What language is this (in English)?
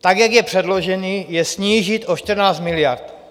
Czech